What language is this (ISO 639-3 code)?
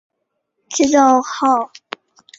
zho